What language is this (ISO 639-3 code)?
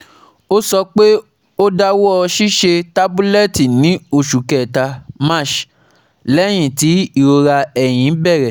yor